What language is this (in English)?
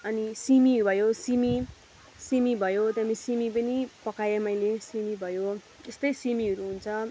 Nepali